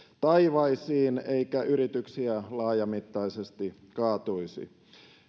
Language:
Finnish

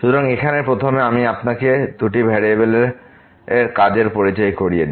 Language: Bangla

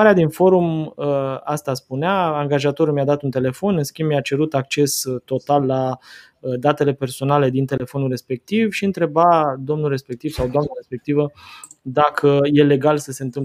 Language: Romanian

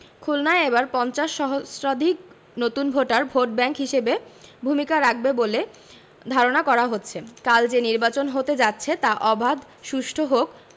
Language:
Bangla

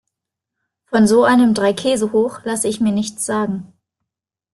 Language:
German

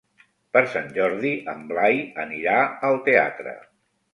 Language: Catalan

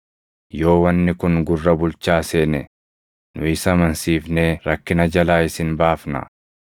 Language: Oromo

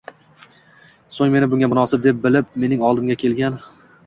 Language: Uzbek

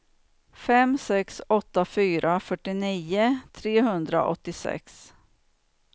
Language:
Swedish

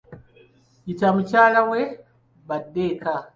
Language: Ganda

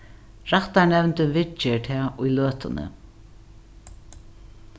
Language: Faroese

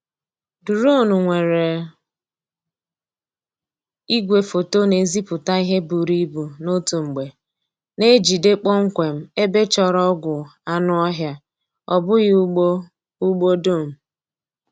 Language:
Igbo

